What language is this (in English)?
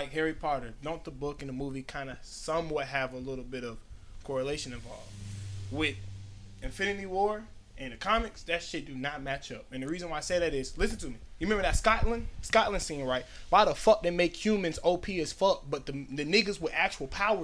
English